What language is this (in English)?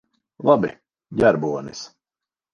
Latvian